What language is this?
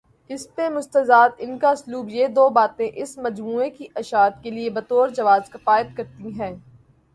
Urdu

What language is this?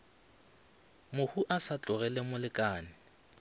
Northern Sotho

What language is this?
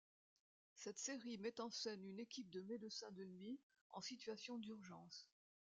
French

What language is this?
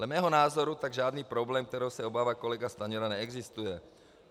Czech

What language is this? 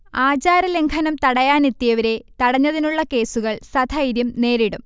Malayalam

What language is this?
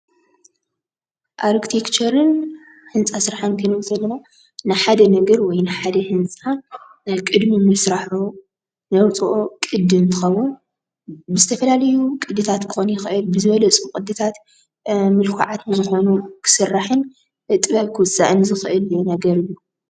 Tigrinya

